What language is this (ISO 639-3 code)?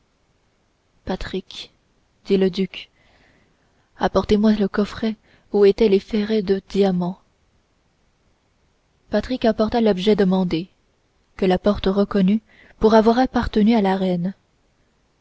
fra